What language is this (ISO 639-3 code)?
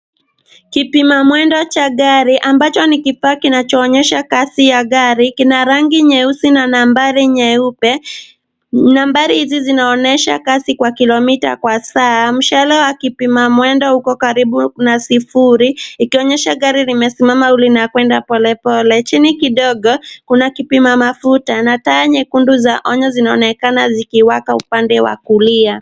swa